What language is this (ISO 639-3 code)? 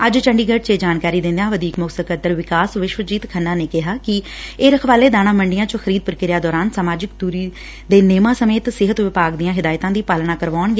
pan